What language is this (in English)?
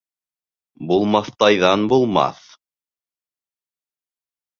Bashkir